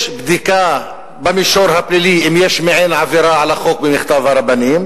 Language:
Hebrew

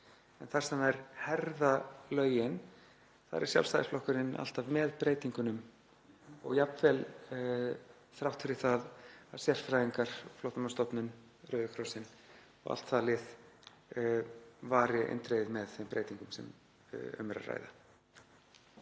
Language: Icelandic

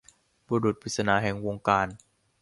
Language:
Thai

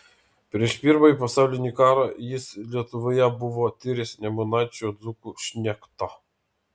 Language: Lithuanian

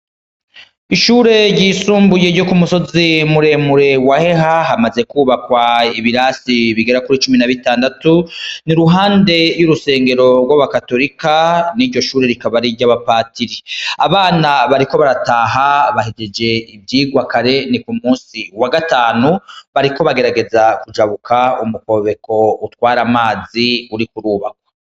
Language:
Rundi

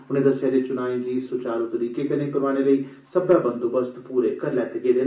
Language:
Dogri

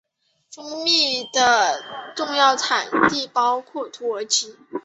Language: Chinese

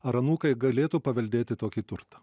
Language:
Lithuanian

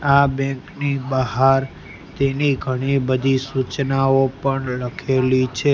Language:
Gujarati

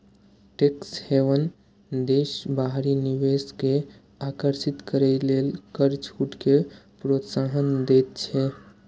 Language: Maithili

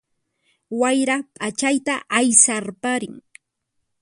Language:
Puno Quechua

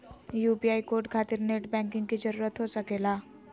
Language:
Magahi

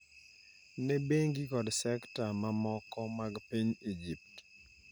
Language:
Luo (Kenya and Tanzania)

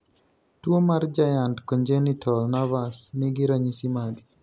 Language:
Luo (Kenya and Tanzania)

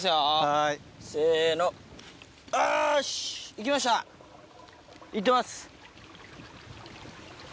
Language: Japanese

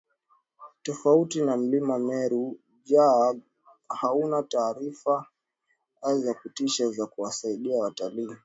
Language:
Swahili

